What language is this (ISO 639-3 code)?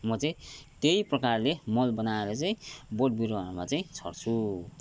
nep